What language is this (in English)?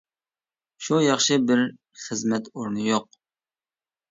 Uyghur